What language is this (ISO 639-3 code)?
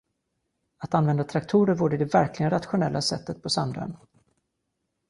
swe